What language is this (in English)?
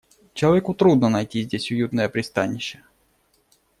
Russian